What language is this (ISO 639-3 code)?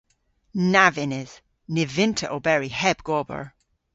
cor